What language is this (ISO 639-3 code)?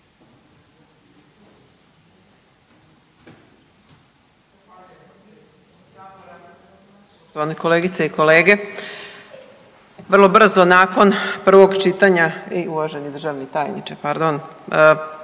hrv